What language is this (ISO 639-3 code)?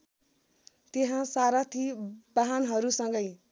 nep